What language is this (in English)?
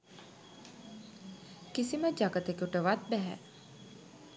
Sinhala